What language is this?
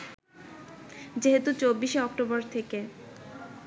Bangla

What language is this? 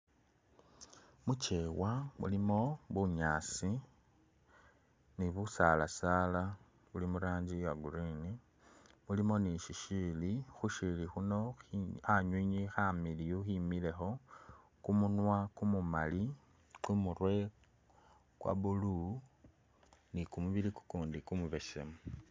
Masaaba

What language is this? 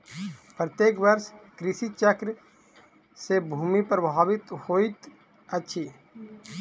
Maithili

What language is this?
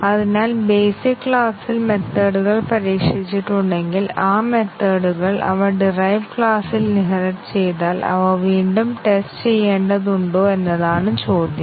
Malayalam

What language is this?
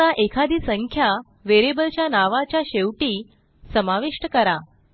Marathi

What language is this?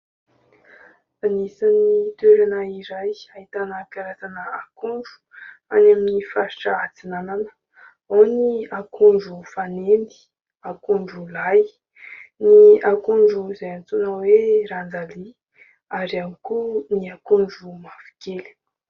Malagasy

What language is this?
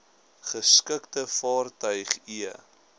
Afrikaans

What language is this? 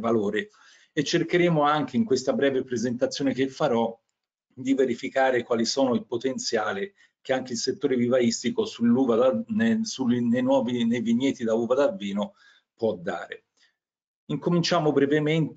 Italian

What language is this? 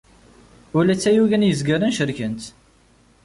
Kabyle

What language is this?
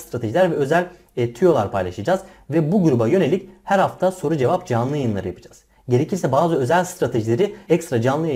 Turkish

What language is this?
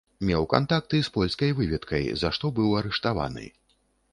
Belarusian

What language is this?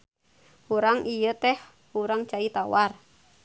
Sundanese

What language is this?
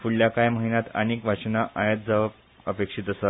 Konkani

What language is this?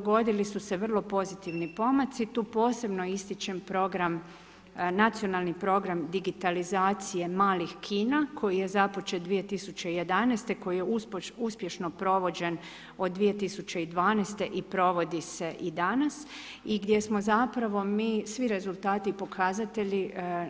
Croatian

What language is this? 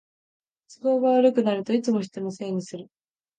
Japanese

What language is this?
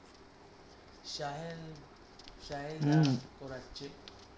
Bangla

